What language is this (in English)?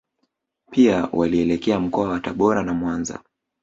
Swahili